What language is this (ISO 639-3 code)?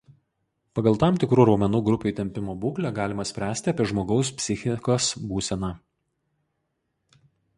lit